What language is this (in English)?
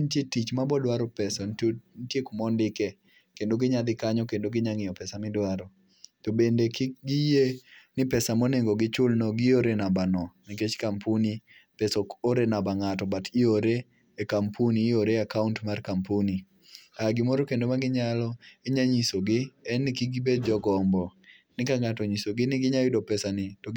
Luo (Kenya and Tanzania)